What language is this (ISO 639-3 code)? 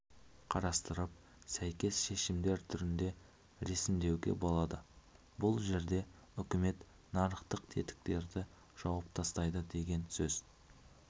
kaz